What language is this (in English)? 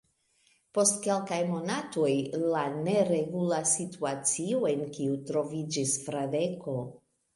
Esperanto